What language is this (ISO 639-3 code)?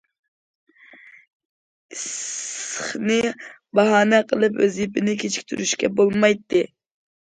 uig